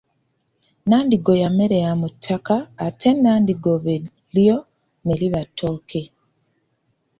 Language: Ganda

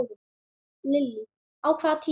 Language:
Icelandic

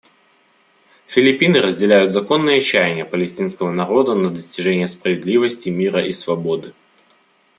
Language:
Russian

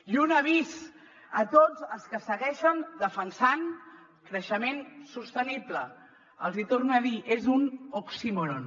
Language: Catalan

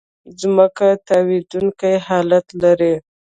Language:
Pashto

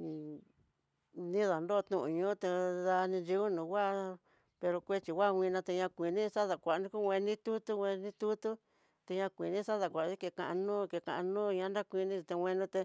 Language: Tidaá Mixtec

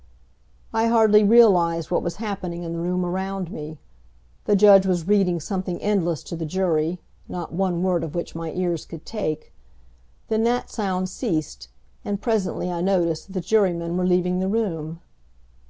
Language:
English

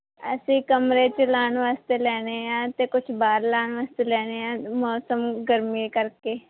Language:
Punjabi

